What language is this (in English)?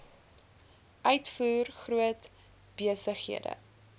Afrikaans